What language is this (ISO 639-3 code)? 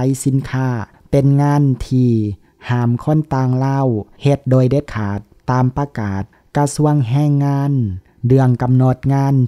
tha